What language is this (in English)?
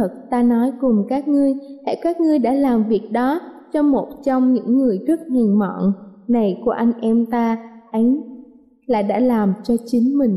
Vietnamese